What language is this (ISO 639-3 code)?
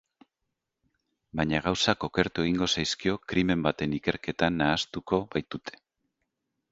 eus